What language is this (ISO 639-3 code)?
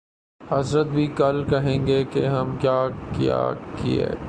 urd